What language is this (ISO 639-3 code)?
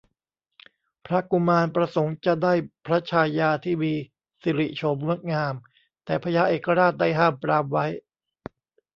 tha